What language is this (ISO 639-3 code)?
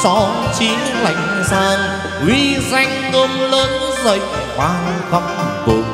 vie